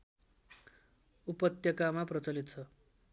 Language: Nepali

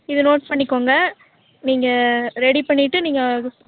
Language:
Tamil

